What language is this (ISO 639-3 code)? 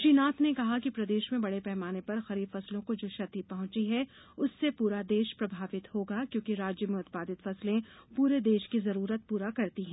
hin